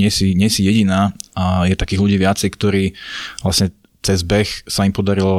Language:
Slovak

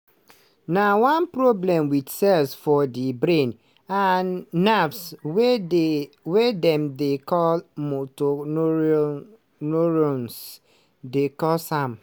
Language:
Nigerian Pidgin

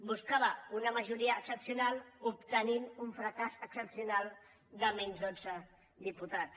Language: Catalan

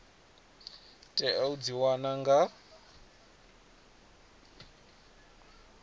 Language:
Venda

